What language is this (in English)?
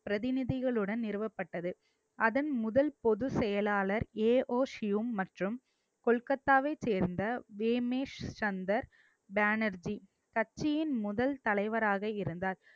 Tamil